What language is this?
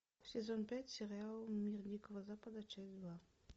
Russian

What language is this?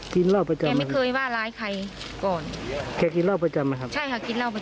Thai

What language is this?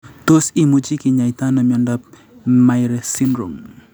Kalenjin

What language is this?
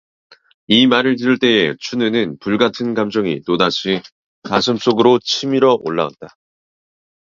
Korean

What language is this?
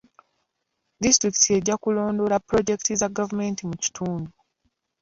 Ganda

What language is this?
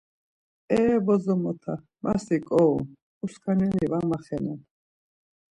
Laz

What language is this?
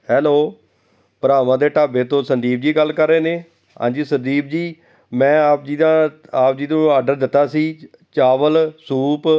Punjabi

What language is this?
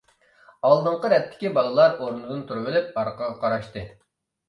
Uyghur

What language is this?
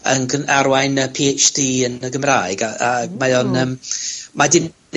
Welsh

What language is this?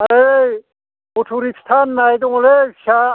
Bodo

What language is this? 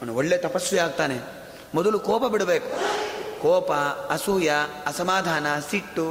Kannada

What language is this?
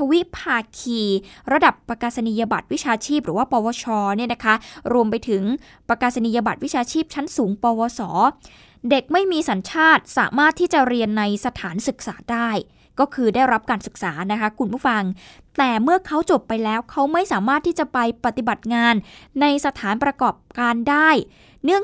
Thai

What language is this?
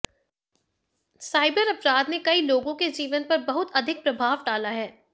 Hindi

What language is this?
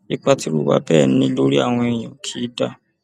Yoruba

